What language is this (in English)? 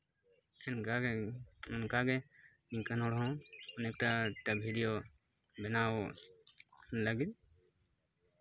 Santali